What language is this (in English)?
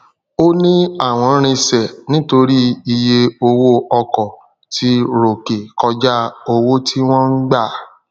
Yoruba